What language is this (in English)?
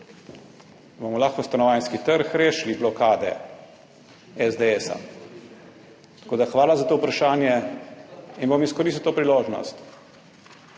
Slovenian